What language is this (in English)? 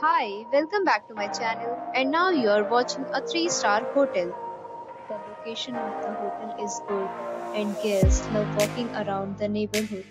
English